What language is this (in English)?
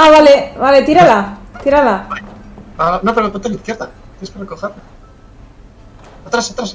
Spanish